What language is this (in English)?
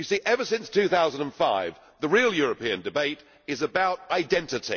English